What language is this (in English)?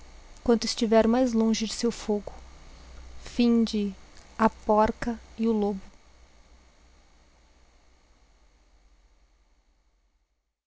Portuguese